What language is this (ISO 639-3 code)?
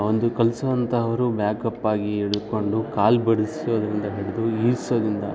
kan